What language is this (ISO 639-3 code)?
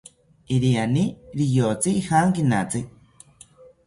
cpy